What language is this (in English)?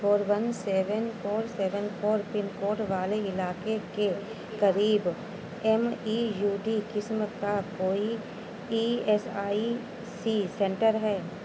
Urdu